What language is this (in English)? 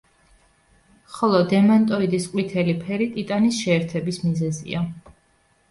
Georgian